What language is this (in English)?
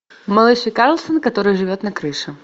Russian